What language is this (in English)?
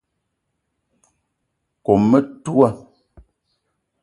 Eton (Cameroon)